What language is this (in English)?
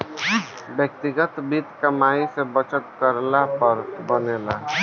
Bhojpuri